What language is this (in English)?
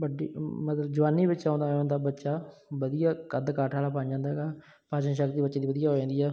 Punjabi